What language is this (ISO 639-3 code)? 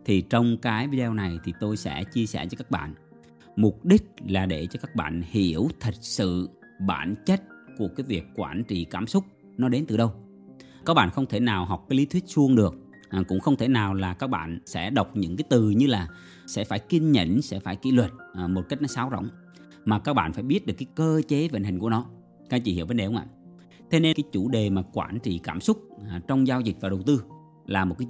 vie